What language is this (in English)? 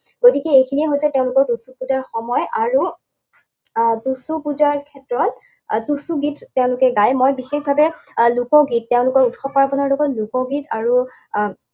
Assamese